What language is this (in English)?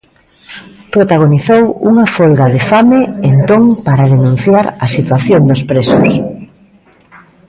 Galician